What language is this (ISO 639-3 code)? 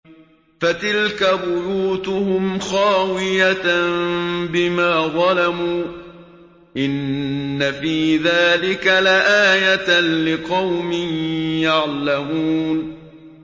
ara